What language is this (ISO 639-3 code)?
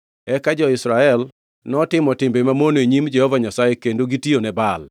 luo